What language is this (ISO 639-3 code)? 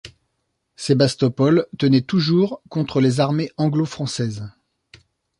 fra